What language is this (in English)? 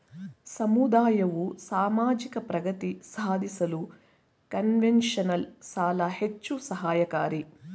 Kannada